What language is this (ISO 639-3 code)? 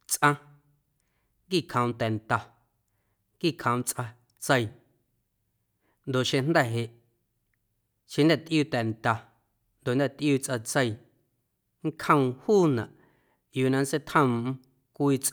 amu